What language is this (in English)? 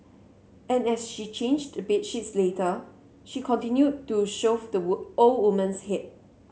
English